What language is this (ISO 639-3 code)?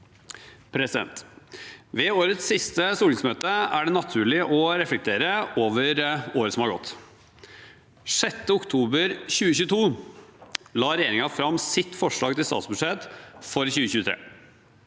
nor